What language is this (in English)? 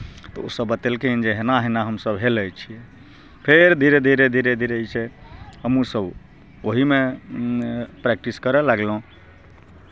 Maithili